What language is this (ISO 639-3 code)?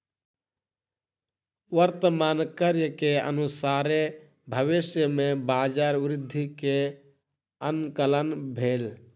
mai